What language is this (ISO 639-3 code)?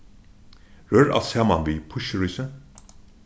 fao